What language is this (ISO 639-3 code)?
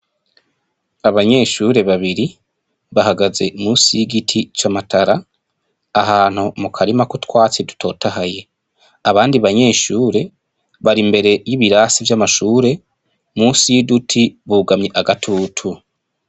run